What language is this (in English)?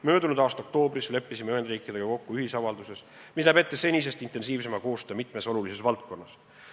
Estonian